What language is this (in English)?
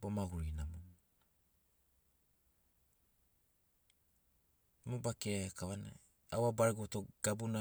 Sinaugoro